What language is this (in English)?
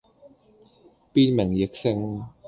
Cantonese